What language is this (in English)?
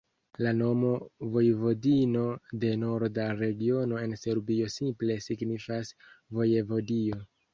Esperanto